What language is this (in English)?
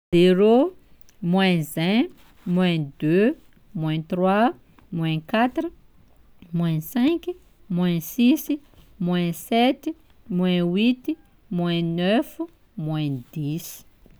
Sakalava Malagasy